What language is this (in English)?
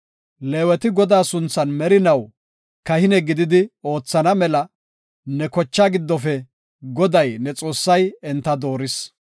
Gofa